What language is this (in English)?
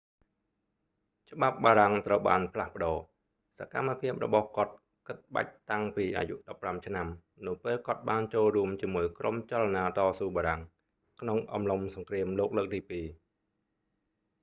Khmer